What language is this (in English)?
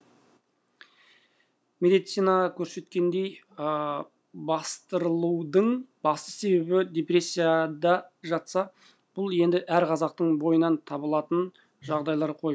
Kazakh